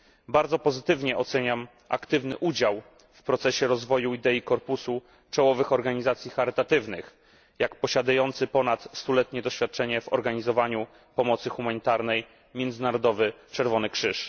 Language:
Polish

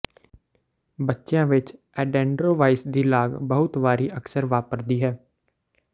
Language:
Punjabi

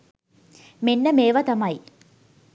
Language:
Sinhala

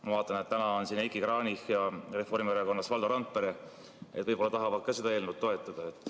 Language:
Estonian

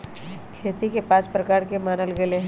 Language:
Magahi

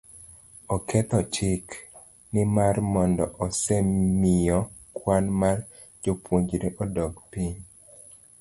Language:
Luo (Kenya and Tanzania)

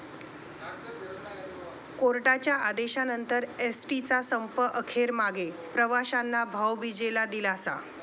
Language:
Marathi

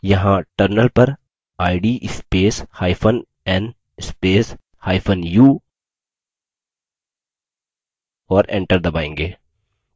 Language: Hindi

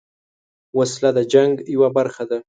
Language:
Pashto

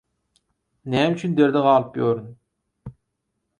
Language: Turkmen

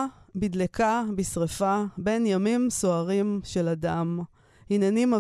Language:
Hebrew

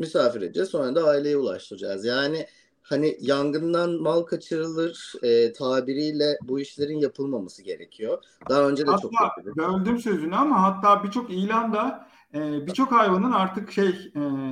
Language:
Turkish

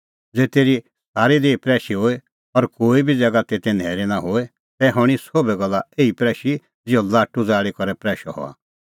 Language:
Kullu Pahari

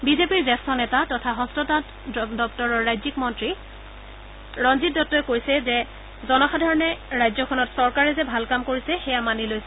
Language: Assamese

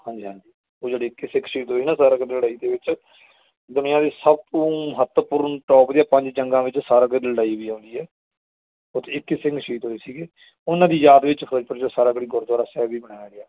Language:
Punjabi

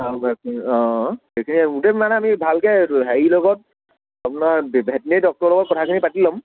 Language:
Assamese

